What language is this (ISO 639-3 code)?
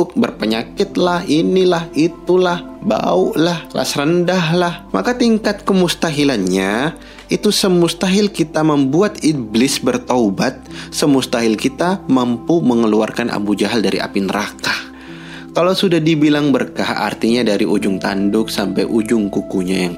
ind